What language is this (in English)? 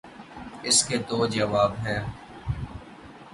Urdu